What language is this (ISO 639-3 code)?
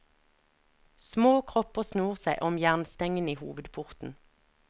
nor